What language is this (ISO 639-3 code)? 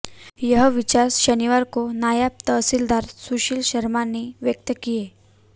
hin